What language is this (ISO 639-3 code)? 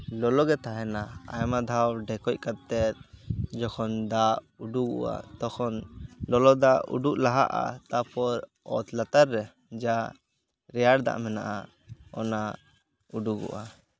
sat